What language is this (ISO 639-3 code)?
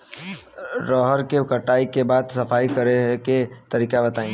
bho